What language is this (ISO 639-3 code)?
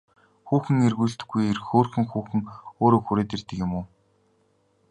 mon